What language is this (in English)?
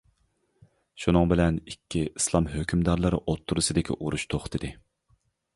Uyghur